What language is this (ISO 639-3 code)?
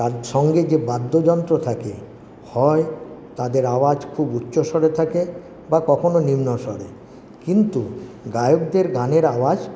ben